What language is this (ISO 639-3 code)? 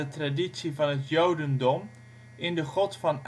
nld